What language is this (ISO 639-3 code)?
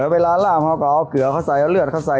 tha